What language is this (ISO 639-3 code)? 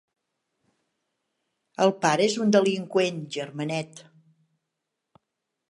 cat